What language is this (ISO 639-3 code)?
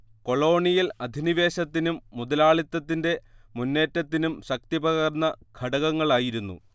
mal